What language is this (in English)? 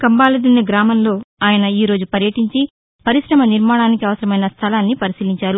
Telugu